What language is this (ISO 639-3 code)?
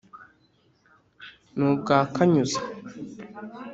kin